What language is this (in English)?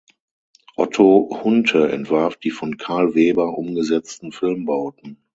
German